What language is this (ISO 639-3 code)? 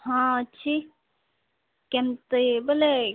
ori